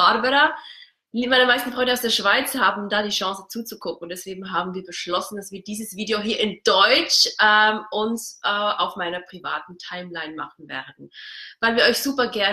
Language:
German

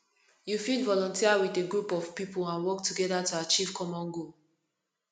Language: Nigerian Pidgin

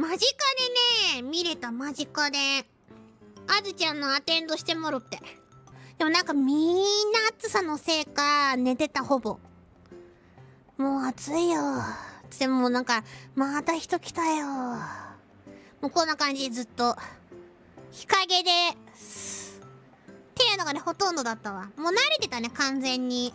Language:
Japanese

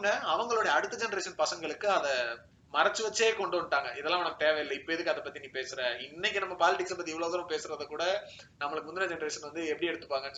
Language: Tamil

